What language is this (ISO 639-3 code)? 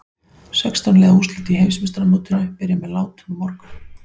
isl